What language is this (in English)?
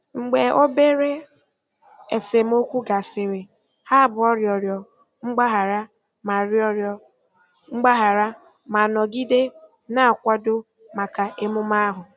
Igbo